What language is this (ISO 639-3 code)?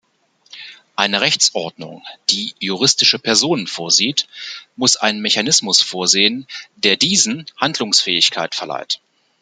deu